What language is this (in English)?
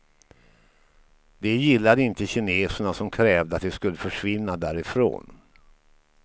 Swedish